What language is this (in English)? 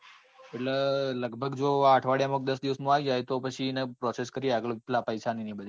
Gujarati